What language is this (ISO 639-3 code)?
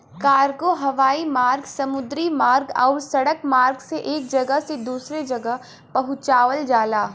bho